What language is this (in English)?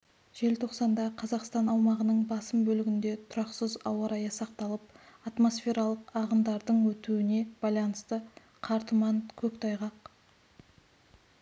Kazakh